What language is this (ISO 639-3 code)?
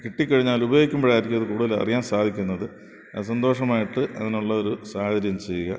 mal